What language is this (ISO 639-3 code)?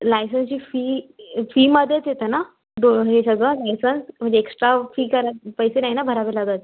mar